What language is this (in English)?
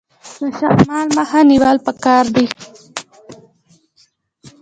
Pashto